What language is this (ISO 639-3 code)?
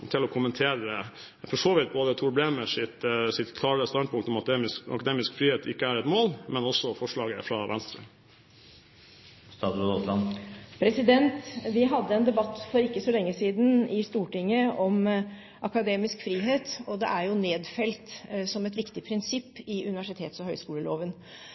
nob